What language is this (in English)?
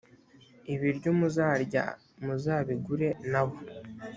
Kinyarwanda